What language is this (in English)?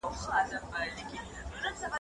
Pashto